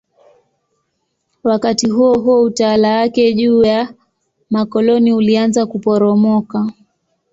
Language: Swahili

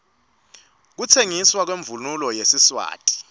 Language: Swati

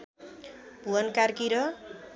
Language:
Nepali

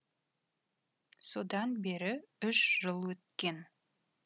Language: Kazakh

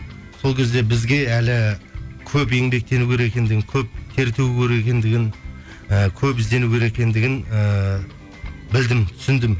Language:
Kazakh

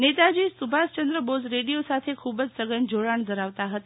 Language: Gujarati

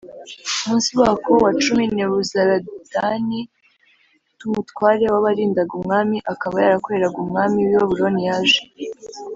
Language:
Kinyarwanda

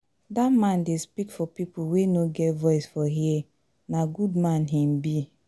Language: Nigerian Pidgin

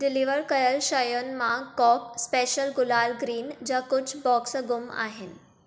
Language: Sindhi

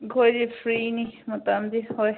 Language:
Manipuri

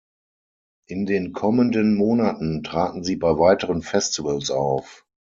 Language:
German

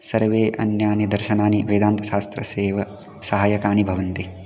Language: Sanskrit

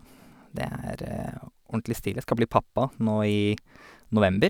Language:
Norwegian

